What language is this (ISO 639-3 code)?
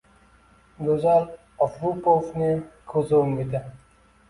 uzb